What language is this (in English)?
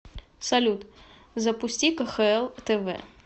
Russian